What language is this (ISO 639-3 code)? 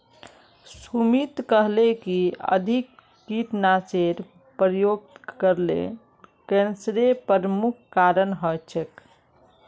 mag